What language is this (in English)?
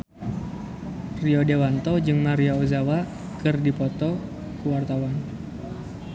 Sundanese